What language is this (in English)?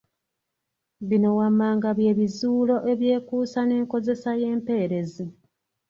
Ganda